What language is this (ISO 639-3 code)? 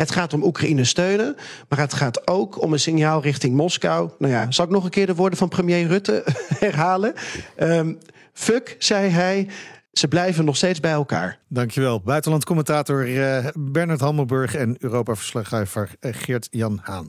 nld